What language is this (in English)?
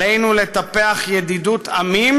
Hebrew